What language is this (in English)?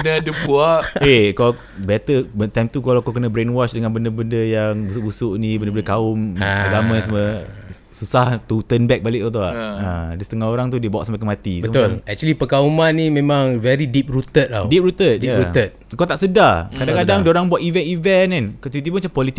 Malay